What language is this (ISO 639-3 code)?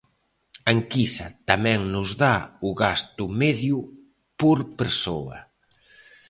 glg